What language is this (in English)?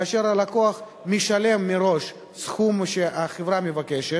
Hebrew